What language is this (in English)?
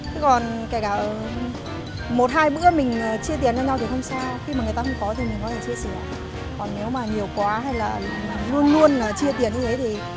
Vietnamese